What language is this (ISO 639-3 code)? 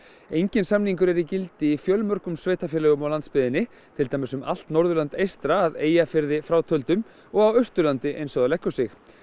isl